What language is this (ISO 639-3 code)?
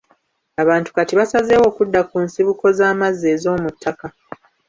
lug